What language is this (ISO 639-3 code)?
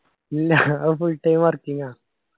mal